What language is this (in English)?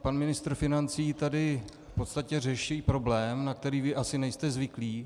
Czech